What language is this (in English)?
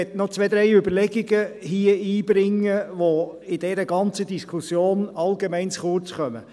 Swiss German